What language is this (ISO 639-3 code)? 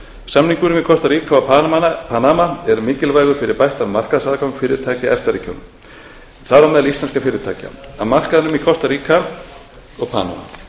isl